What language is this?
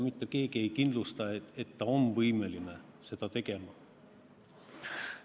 Estonian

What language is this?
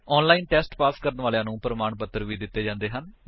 Punjabi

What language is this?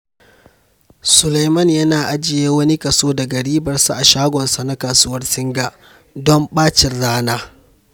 Hausa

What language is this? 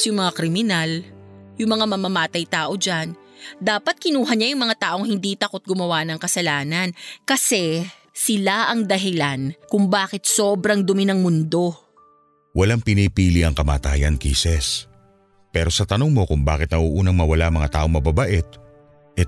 Filipino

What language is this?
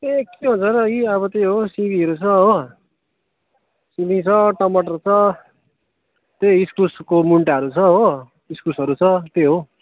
Nepali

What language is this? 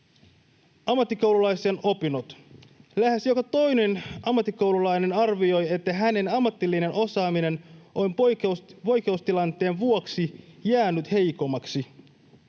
Finnish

